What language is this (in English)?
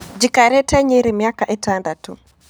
Kikuyu